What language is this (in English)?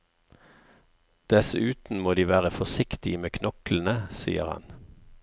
Norwegian